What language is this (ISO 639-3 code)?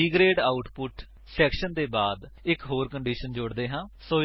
pan